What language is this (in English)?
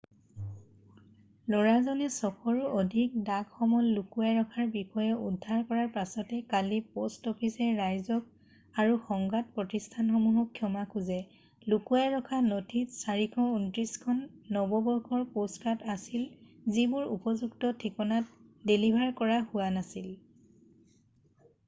Assamese